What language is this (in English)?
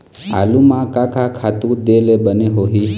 Chhattisgarhi